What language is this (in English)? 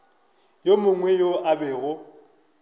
Northern Sotho